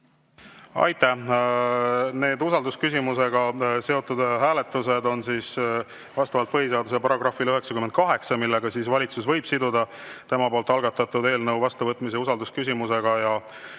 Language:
Estonian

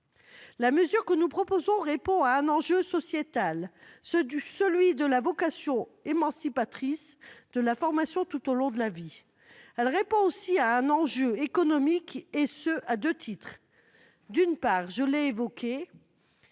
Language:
French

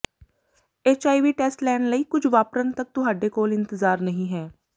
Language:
Punjabi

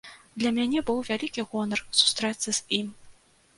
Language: Belarusian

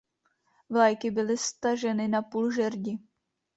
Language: Czech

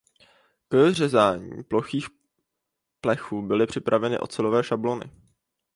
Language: Czech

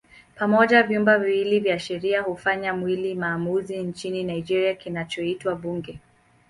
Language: Swahili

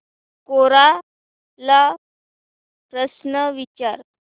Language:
Marathi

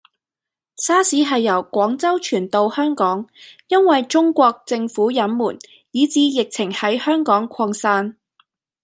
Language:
Cantonese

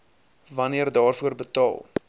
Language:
Afrikaans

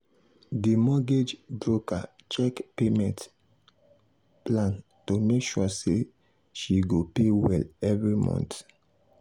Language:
Nigerian Pidgin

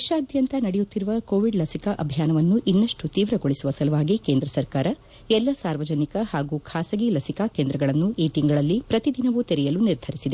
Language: Kannada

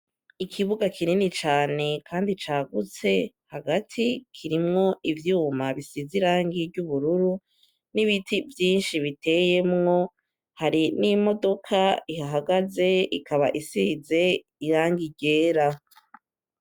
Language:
Rundi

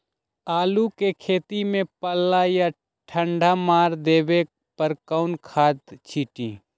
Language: Magahi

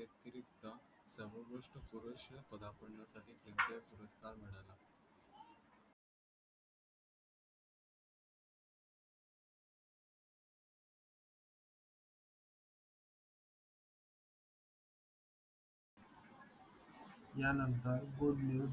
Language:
Marathi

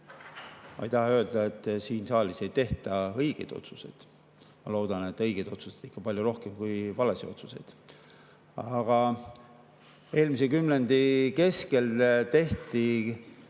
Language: Estonian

